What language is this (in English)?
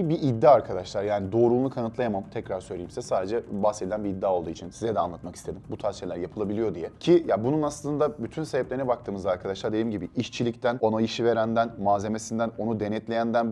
Turkish